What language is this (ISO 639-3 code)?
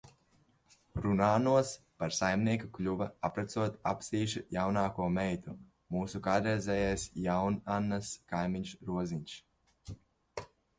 lav